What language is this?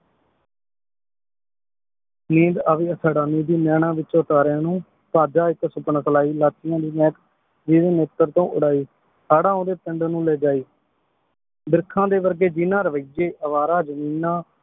Punjabi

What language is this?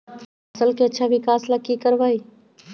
Magahi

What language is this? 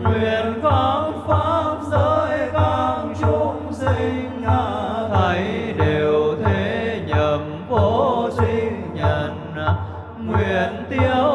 Vietnamese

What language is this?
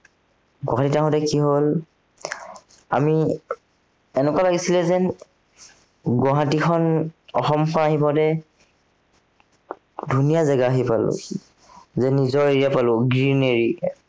Assamese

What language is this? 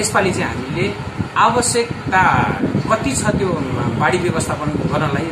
Indonesian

